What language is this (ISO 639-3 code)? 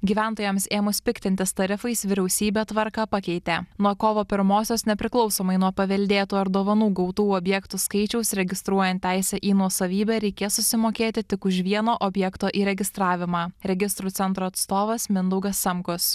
lit